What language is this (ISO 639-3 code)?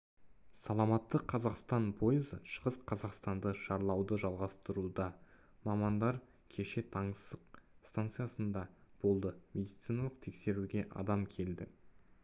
kaz